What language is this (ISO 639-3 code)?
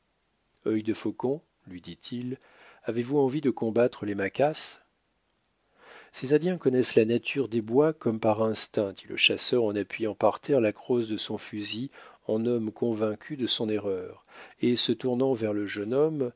fra